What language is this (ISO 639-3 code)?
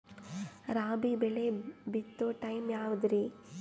kan